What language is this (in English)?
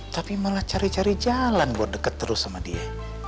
Indonesian